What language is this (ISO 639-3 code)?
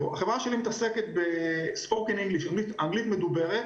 heb